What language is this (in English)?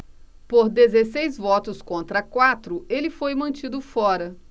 Portuguese